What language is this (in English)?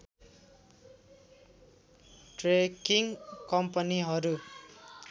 Nepali